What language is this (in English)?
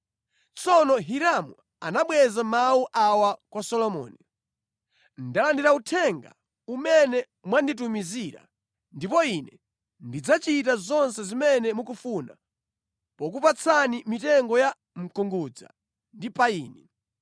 Nyanja